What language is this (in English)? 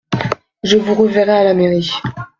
French